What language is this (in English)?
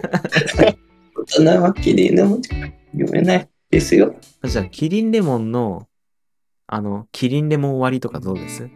Japanese